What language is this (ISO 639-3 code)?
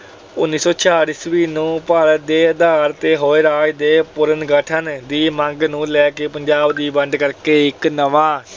pan